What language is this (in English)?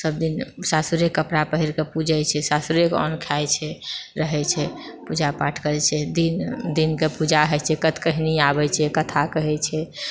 Maithili